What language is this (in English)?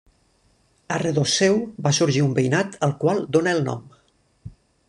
Catalan